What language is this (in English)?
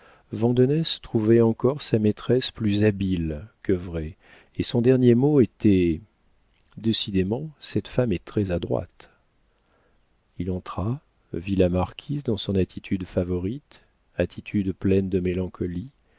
French